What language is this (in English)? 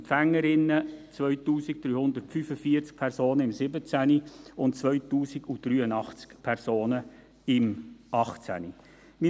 Swiss German